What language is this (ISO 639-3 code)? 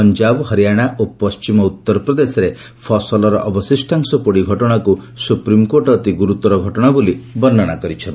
ori